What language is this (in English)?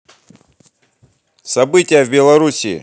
Russian